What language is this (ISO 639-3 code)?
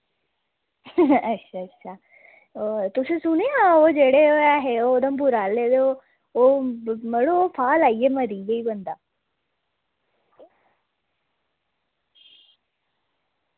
doi